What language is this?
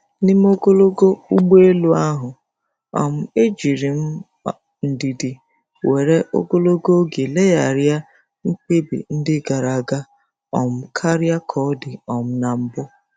Igbo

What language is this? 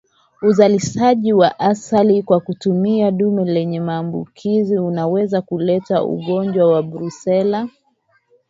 Swahili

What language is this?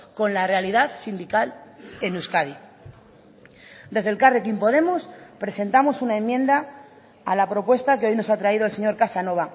Spanish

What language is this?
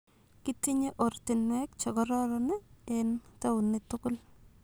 Kalenjin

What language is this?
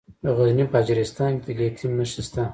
Pashto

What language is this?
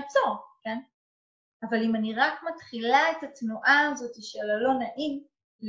Hebrew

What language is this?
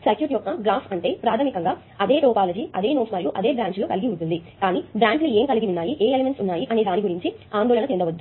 Telugu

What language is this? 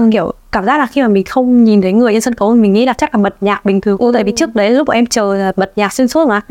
Vietnamese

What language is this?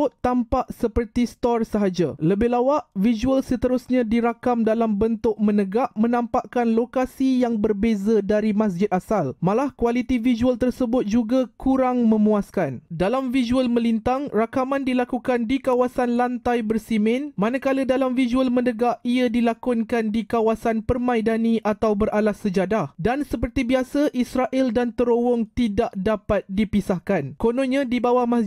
Malay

